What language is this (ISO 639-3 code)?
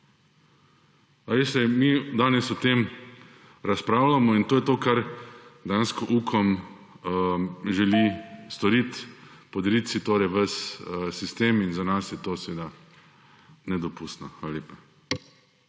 slv